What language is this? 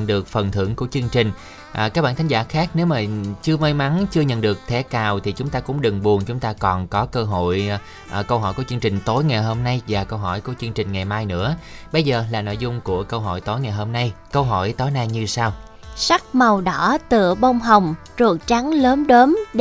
Vietnamese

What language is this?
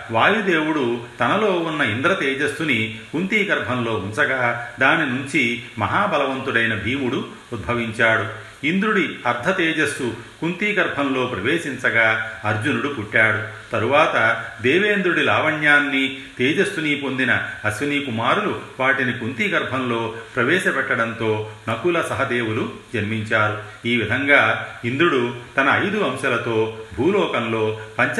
Telugu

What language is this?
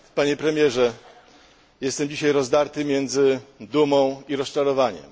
Polish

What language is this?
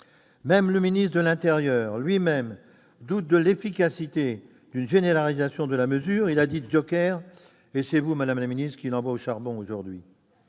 French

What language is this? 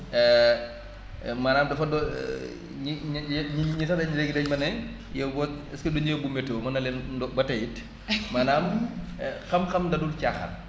Wolof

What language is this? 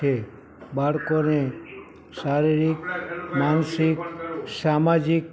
Gujarati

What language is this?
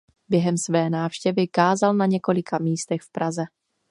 Czech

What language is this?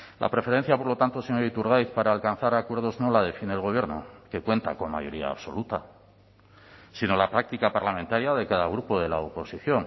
Spanish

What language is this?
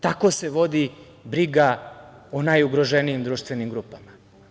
Serbian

